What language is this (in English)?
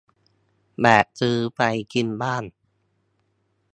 Thai